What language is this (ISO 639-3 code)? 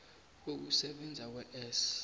nbl